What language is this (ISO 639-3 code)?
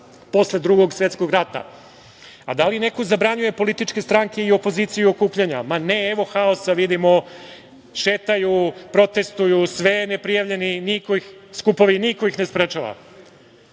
srp